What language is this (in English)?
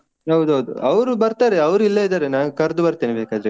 Kannada